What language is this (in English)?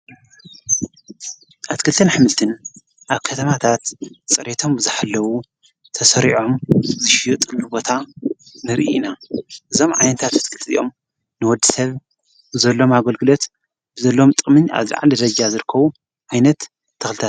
Tigrinya